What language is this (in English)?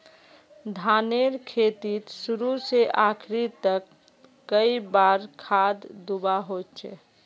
Magahi